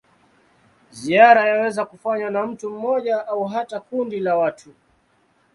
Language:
Swahili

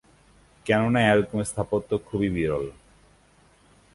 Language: Bangla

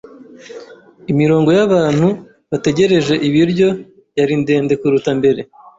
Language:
Kinyarwanda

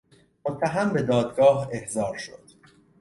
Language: Persian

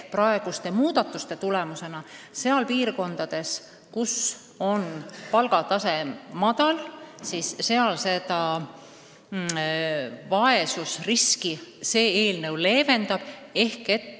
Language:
Estonian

